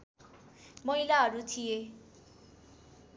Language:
Nepali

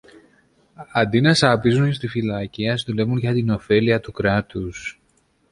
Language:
Greek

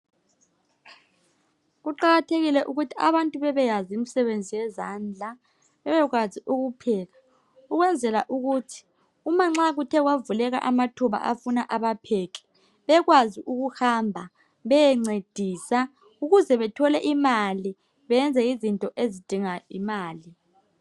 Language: North Ndebele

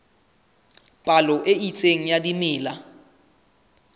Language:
Southern Sotho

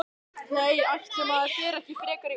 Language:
Icelandic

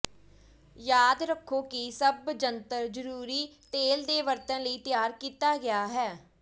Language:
Punjabi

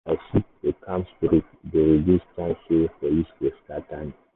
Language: Nigerian Pidgin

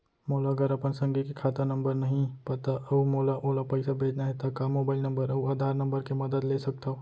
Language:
Chhattisgarhi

